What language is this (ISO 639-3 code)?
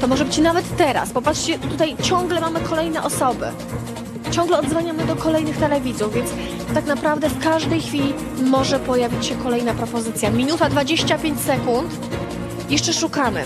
pol